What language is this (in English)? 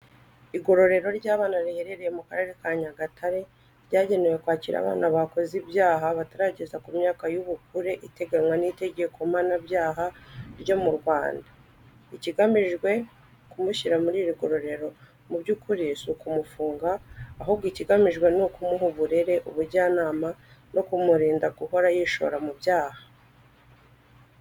Kinyarwanda